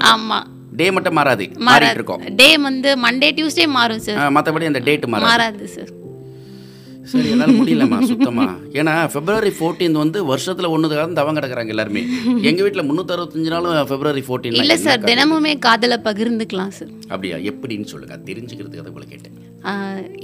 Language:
Tamil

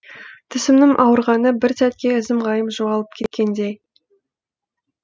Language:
Kazakh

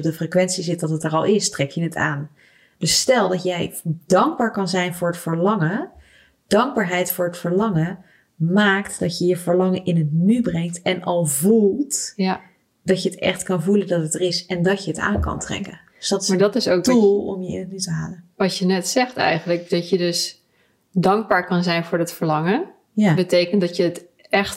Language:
Dutch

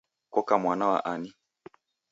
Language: Taita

